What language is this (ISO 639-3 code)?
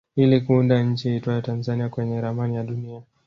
swa